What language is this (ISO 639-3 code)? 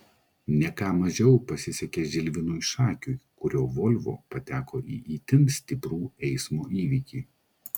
lit